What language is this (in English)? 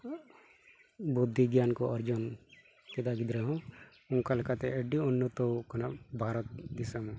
Santali